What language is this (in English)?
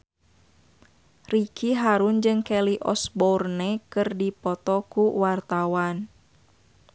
Sundanese